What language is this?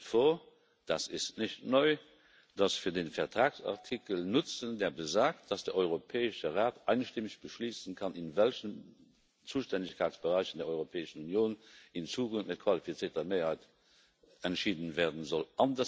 German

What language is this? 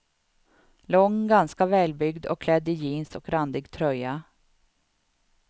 Swedish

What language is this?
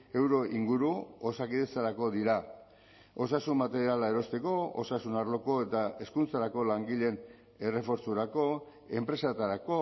Basque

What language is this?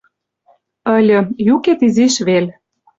Western Mari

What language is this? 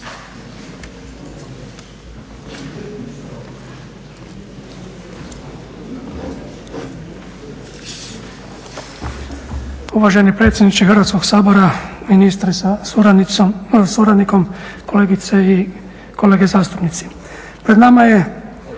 Croatian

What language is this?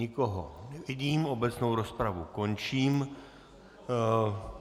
Czech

